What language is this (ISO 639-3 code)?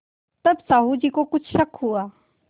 hin